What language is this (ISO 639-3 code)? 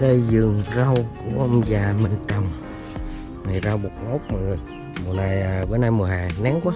vie